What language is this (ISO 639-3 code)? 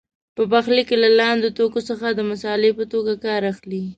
pus